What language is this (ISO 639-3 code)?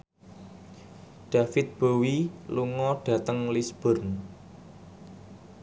jav